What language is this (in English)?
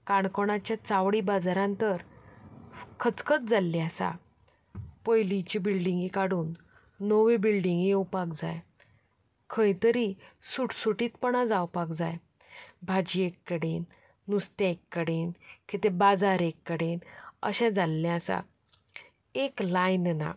Konkani